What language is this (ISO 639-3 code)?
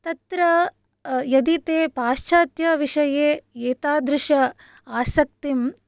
san